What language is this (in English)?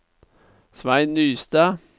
Norwegian